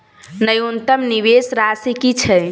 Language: Maithili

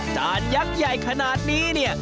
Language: Thai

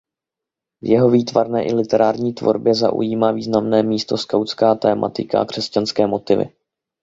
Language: Czech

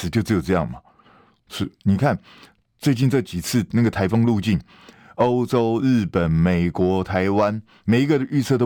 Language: Chinese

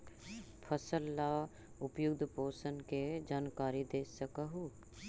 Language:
Magahi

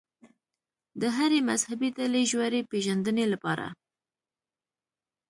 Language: Pashto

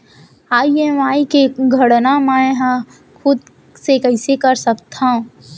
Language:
Chhattisgarhi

